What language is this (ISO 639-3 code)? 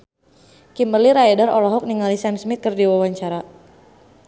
sun